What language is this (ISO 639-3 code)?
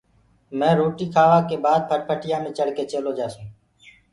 ggg